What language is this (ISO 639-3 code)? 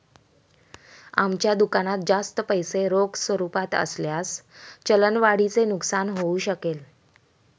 mar